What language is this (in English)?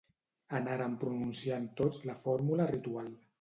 Catalan